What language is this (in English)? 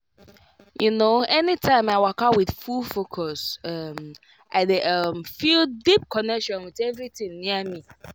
Nigerian Pidgin